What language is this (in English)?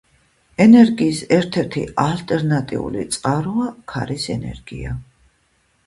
Georgian